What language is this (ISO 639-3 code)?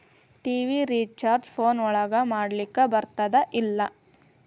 kan